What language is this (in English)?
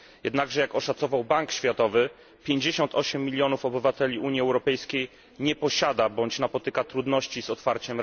Polish